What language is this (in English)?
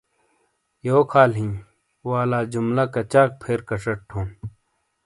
Shina